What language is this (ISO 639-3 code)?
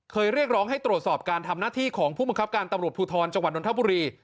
tha